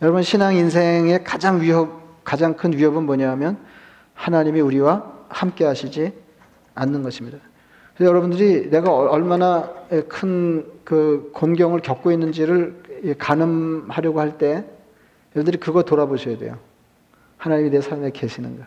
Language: Korean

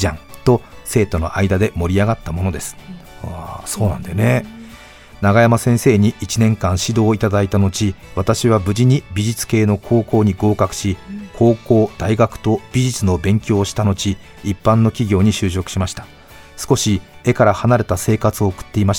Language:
Japanese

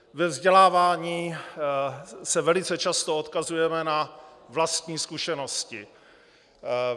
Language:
Czech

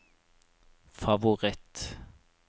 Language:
Norwegian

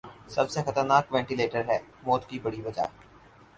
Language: Urdu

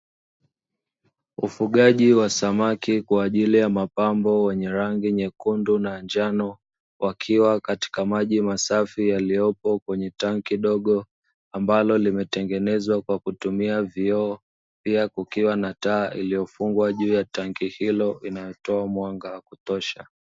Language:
Swahili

